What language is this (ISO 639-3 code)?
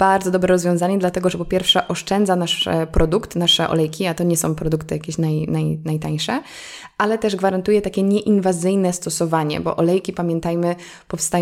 pol